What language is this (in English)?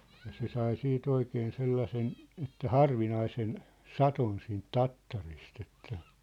Finnish